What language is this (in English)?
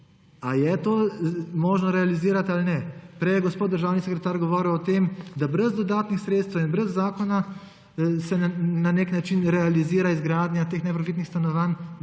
Slovenian